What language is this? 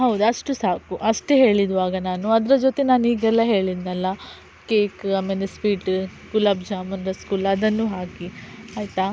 Kannada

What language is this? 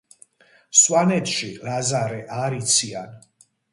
Georgian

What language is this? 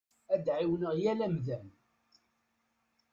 Kabyle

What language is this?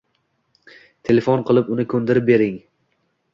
Uzbek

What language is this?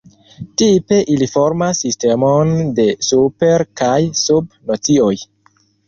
Esperanto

